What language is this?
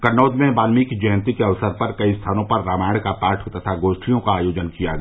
Hindi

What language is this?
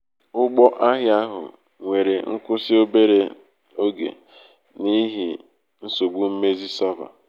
Igbo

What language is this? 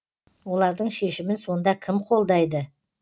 Kazakh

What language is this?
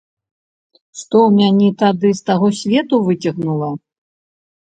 Belarusian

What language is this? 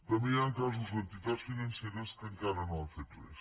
Catalan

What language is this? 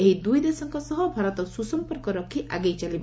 Odia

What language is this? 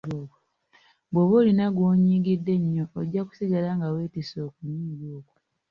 Ganda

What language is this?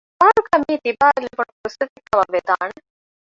Divehi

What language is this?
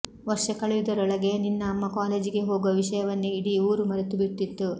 Kannada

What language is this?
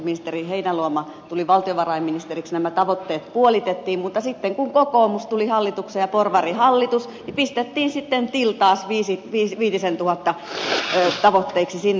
Finnish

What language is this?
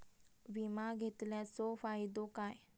Marathi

